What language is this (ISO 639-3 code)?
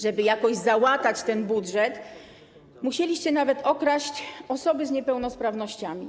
pol